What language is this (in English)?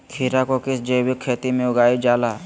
Magahi